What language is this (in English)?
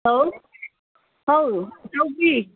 Manipuri